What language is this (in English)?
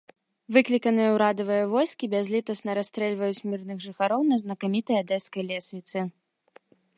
Belarusian